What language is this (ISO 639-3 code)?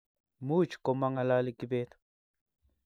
kln